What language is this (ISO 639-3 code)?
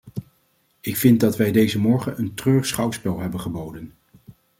nld